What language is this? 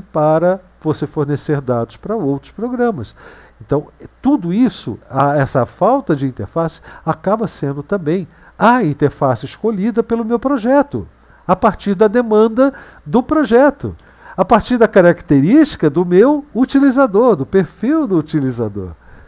Portuguese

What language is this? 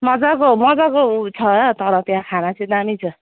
Nepali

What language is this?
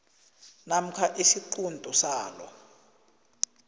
South Ndebele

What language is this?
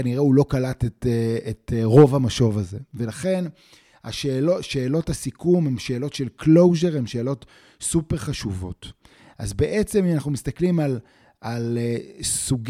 Hebrew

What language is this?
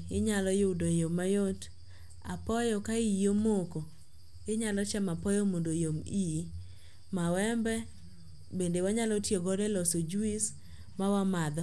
Luo (Kenya and Tanzania)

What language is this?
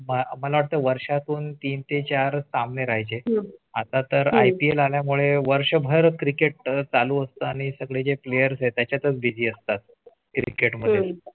Marathi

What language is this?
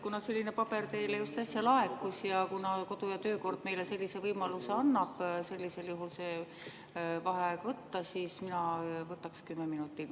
Estonian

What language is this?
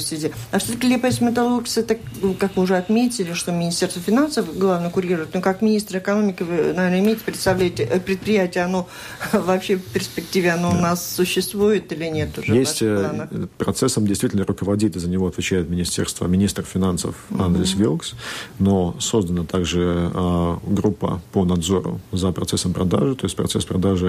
Russian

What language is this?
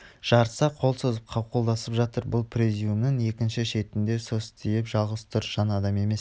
Kazakh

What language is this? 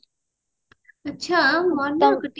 Odia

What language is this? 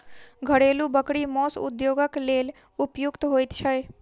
Maithili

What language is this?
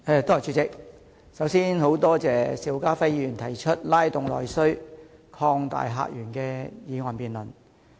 Cantonese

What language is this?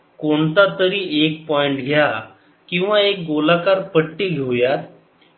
Marathi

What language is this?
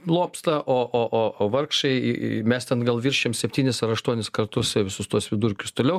Lithuanian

